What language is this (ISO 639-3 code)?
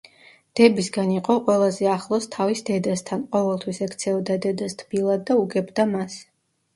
kat